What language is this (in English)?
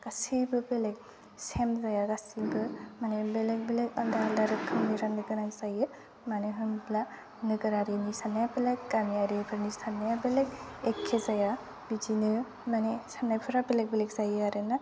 Bodo